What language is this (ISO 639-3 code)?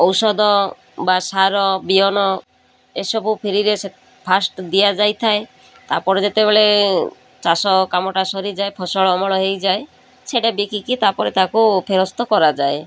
ori